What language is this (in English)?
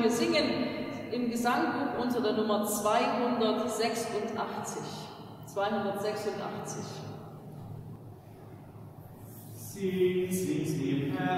German